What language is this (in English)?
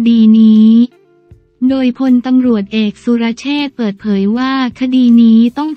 Thai